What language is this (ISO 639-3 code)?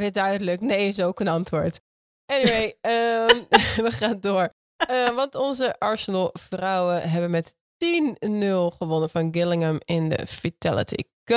nld